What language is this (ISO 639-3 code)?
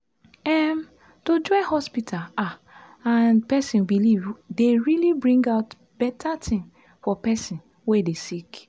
pcm